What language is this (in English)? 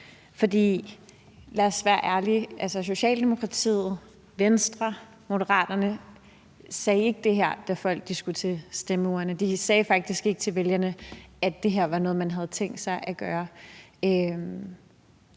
Danish